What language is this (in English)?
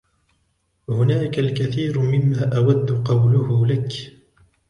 Arabic